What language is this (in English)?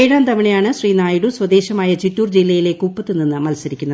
Malayalam